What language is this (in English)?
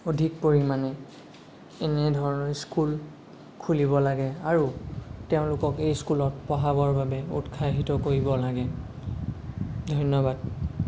Assamese